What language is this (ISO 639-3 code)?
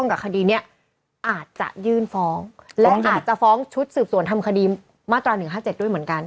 tha